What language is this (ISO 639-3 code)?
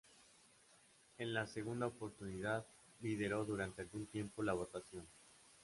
spa